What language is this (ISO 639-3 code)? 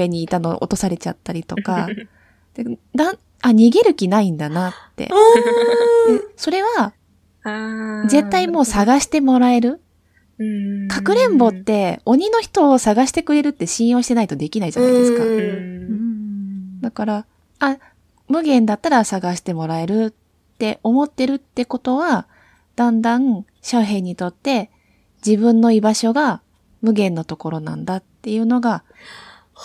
jpn